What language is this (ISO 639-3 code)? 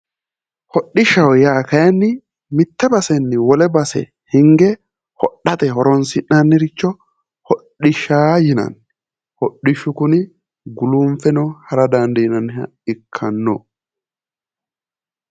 sid